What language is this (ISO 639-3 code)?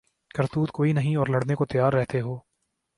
urd